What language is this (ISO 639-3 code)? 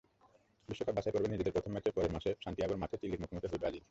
ben